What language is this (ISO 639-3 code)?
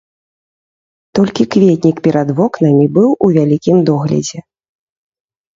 bel